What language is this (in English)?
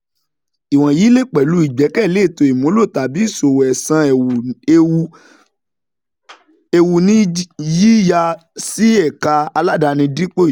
Yoruba